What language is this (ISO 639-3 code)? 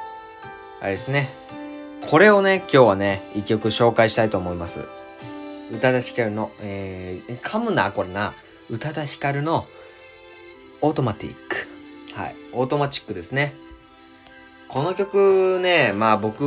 jpn